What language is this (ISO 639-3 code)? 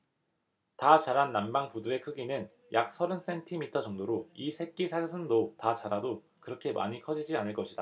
kor